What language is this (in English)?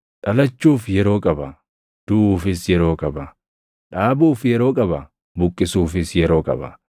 Oromo